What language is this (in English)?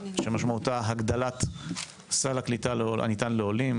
Hebrew